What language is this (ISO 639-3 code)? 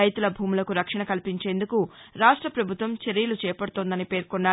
tel